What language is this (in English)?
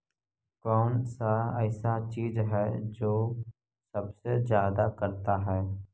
Magahi